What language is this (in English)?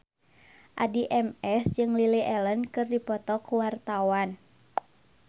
Sundanese